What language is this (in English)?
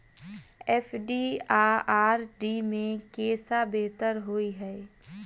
Maithili